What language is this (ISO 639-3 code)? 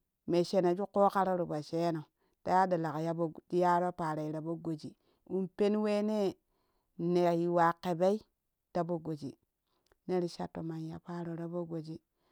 kuh